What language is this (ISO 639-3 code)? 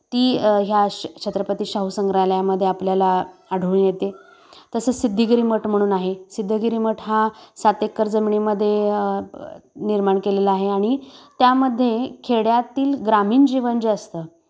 mar